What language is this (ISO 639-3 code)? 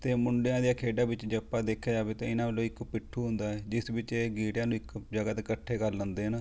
pan